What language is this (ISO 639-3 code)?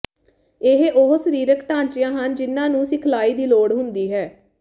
pan